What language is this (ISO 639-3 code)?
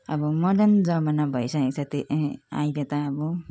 nep